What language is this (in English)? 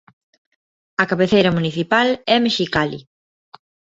Galician